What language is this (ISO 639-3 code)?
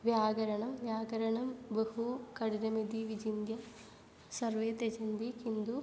san